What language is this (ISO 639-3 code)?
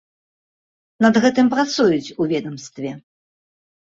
bel